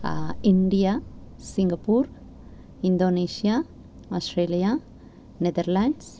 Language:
Sanskrit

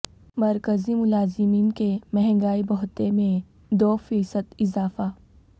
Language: Urdu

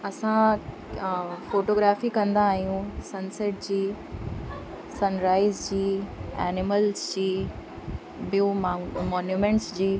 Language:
Sindhi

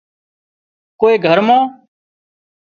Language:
Wadiyara Koli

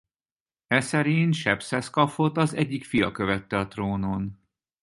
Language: Hungarian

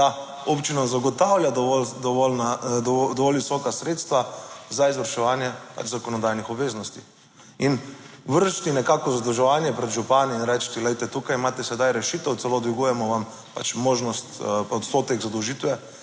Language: Slovenian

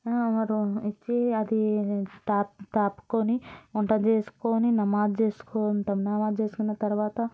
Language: Telugu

